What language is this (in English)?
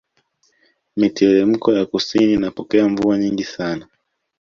Swahili